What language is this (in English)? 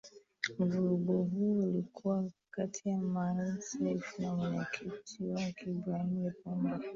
Swahili